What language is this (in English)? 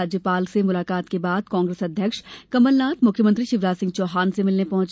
Hindi